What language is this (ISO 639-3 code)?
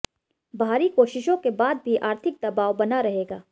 hin